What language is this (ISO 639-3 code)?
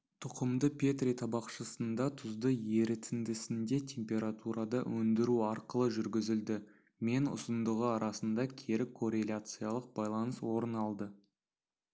kaz